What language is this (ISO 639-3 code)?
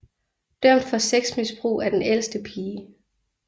dan